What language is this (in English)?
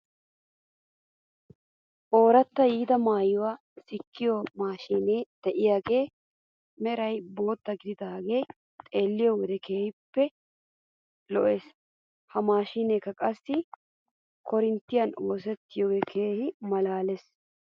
Wolaytta